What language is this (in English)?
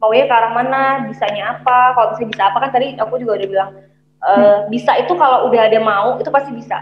Indonesian